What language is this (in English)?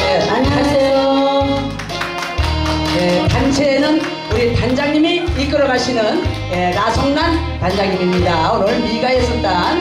Korean